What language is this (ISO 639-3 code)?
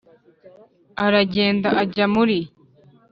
kin